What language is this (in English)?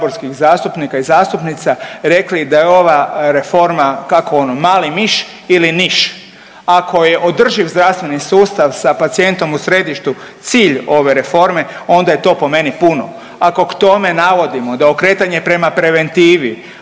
Croatian